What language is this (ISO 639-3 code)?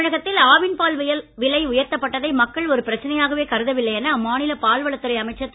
tam